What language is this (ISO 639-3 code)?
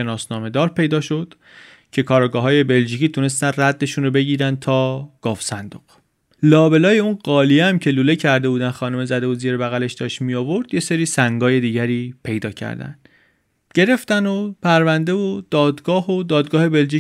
fas